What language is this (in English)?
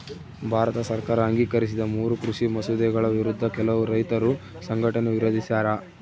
Kannada